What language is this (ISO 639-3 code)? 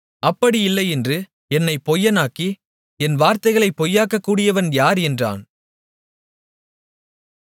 tam